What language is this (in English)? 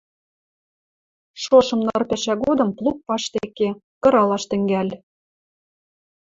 Western Mari